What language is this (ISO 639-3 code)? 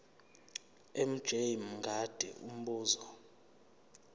zul